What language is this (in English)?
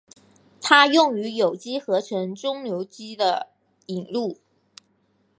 Chinese